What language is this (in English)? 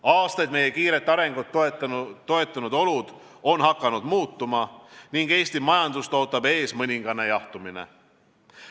Estonian